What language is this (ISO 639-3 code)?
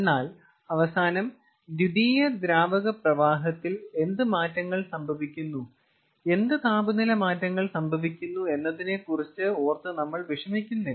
mal